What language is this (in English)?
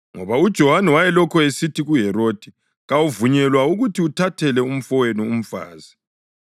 North Ndebele